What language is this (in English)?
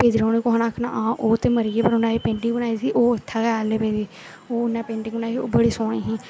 Dogri